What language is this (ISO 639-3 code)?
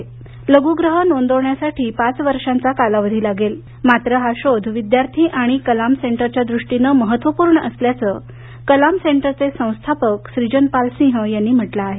mar